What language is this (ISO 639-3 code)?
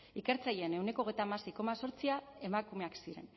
eus